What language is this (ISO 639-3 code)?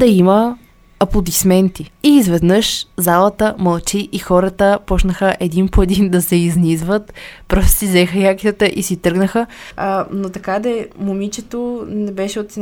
bul